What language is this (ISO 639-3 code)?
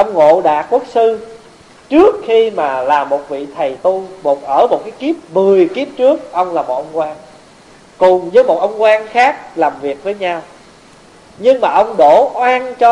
vie